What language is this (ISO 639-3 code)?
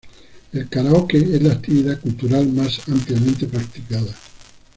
spa